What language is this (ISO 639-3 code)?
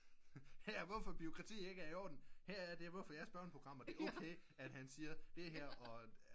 dan